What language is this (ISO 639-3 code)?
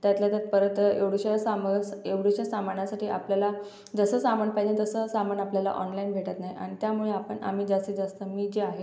mar